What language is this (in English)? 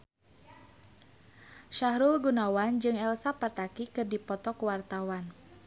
Sundanese